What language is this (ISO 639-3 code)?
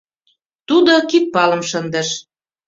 chm